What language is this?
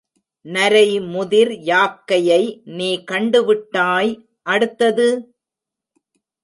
Tamil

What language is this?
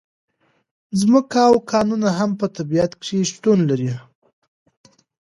Pashto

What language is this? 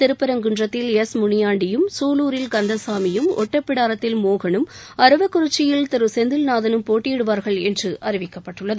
Tamil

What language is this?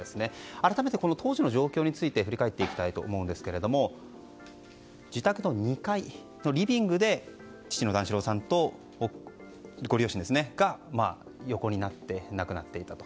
Japanese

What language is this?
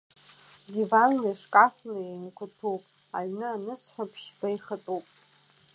Abkhazian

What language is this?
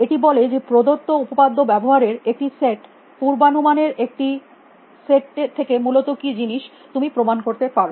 Bangla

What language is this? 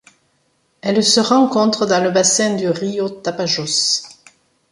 French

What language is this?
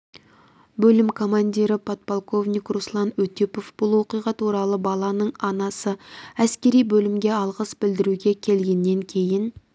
Kazakh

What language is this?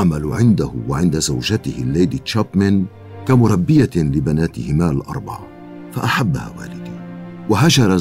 Arabic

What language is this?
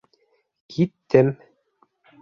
Bashkir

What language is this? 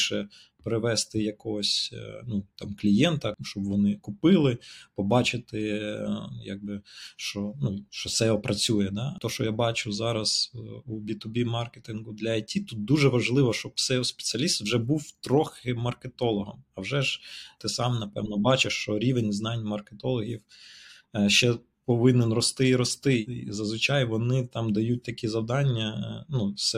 Ukrainian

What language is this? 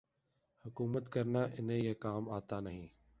Urdu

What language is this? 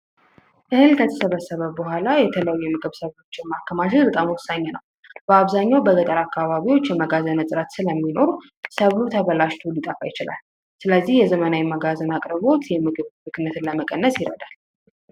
Amharic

